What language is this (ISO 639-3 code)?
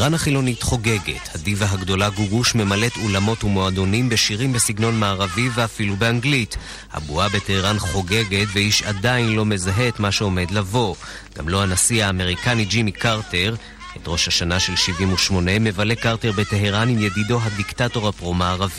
heb